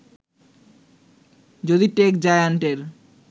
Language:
Bangla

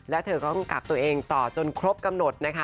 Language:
Thai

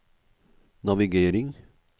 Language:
Norwegian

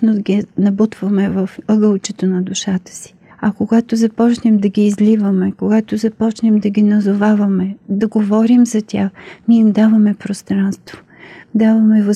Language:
Bulgarian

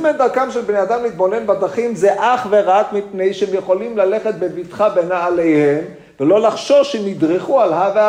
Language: Hebrew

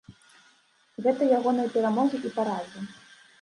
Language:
Belarusian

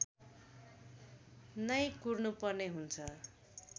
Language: Nepali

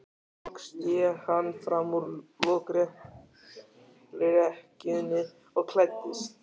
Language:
Icelandic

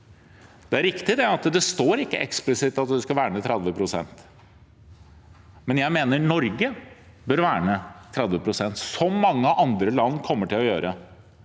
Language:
Norwegian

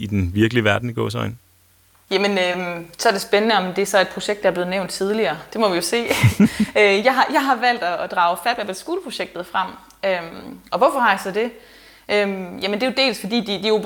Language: Danish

